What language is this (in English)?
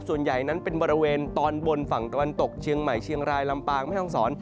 Thai